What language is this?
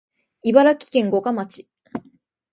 Japanese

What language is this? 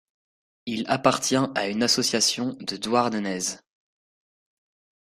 French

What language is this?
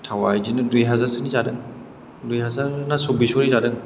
Bodo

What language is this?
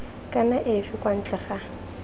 Tswana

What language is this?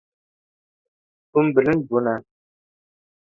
Kurdish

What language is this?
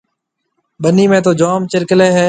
Marwari (Pakistan)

